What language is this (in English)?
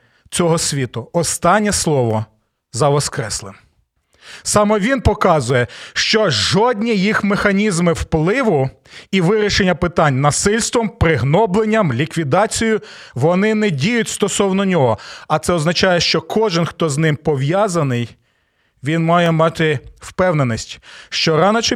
Ukrainian